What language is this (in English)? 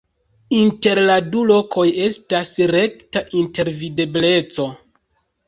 Esperanto